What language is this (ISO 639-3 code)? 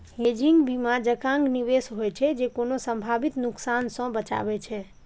mai